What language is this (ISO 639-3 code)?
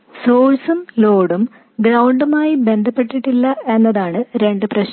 mal